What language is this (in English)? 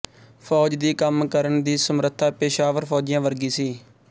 Punjabi